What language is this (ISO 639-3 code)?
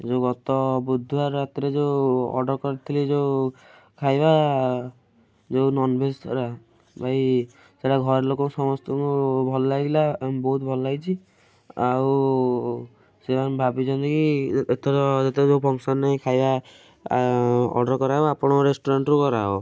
ori